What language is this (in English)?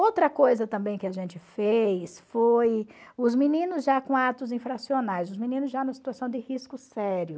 Portuguese